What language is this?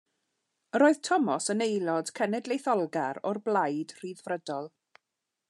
Welsh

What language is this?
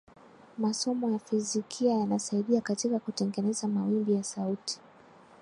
Swahili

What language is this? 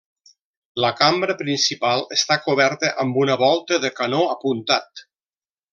Catalan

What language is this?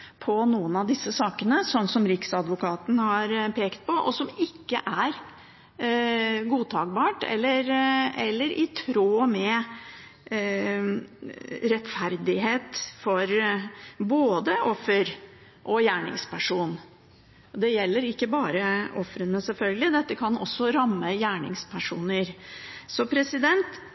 Norwegian Bokmål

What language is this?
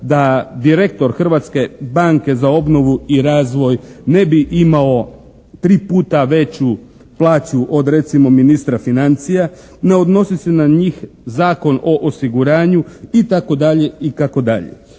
Croatian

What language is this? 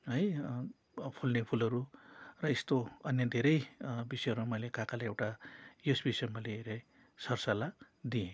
Nepali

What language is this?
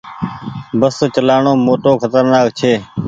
Goaria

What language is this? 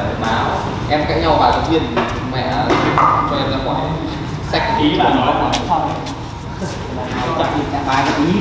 Vietnamese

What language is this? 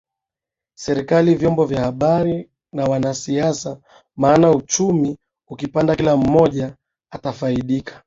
Swahili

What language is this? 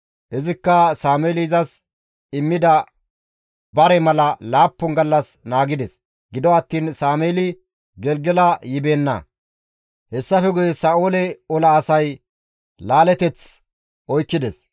Gamo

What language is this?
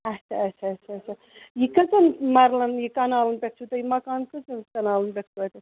Kashmiri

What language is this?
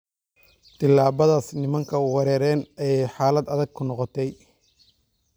Somali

